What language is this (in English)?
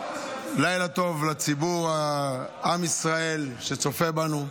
Hebrew